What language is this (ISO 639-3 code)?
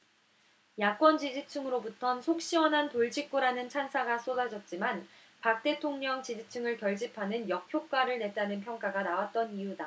kor